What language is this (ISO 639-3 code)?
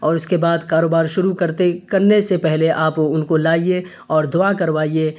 urd